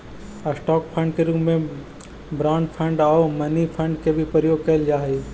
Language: Magahi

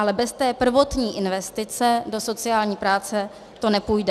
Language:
Czech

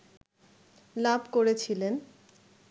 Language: Bangla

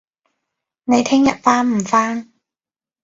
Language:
Cantonese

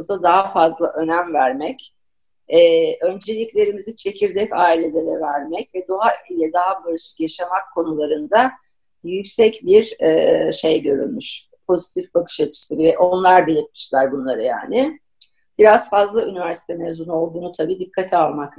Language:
Turkish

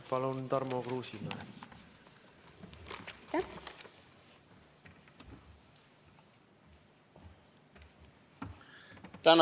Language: Estonian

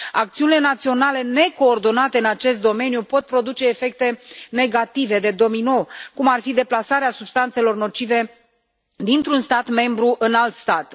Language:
Romanian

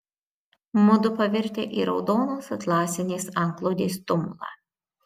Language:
Lithuanian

